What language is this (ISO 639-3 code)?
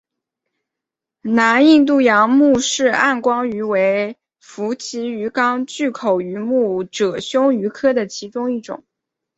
zho